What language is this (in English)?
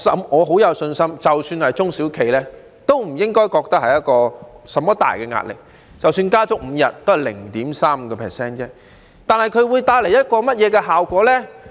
Cantonese